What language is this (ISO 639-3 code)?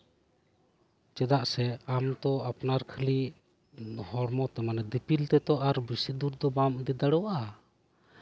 sat